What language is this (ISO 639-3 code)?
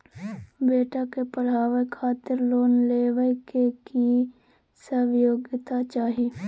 mai